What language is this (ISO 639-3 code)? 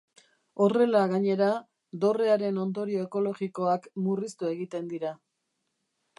eus